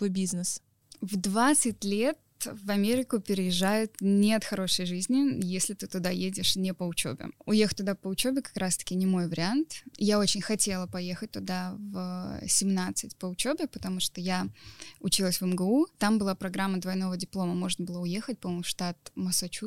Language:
Russian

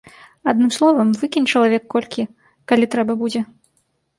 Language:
Belarusian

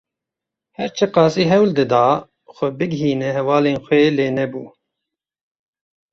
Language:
Kurdish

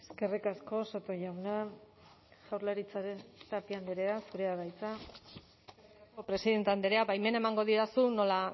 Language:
Basque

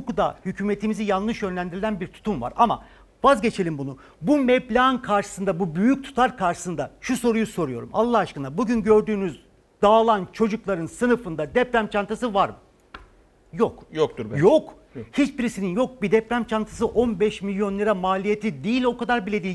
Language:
Turkish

